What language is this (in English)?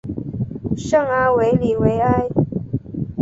Chinese